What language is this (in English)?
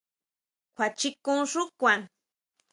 Huautla Mazatec